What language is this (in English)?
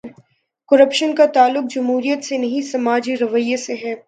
Urdu